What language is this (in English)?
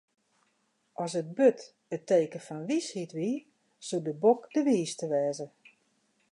Western Frisian